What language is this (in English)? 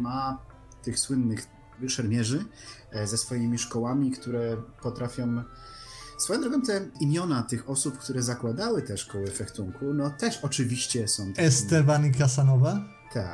Polish